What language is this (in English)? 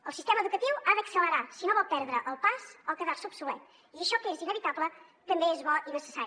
Catalan